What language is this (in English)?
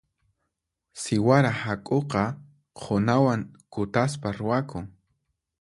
Puno Quechua